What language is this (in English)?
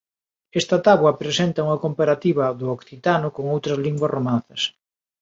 Galician